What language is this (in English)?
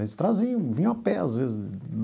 Portuguese